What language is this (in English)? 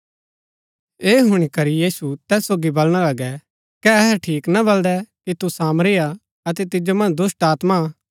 Gaddi